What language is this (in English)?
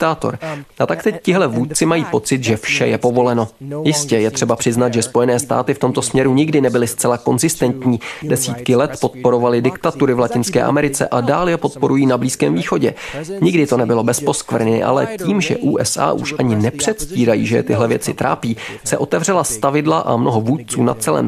Czech